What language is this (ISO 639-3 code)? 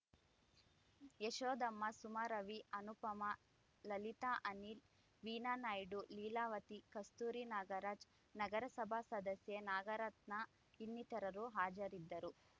kan